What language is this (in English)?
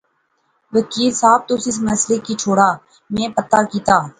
Pahari-Potwari